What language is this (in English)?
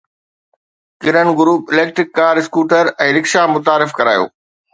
Sindhi